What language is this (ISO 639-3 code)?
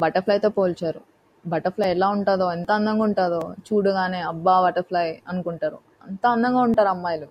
tel